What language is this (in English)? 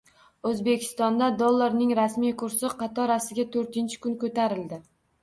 Uzbek